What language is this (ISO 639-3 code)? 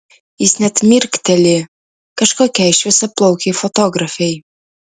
lit